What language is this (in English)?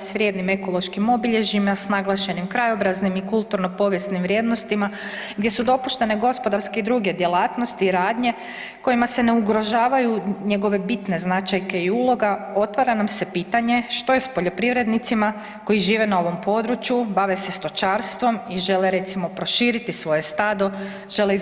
Croatian